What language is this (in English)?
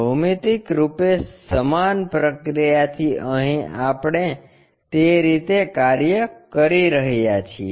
Gujarati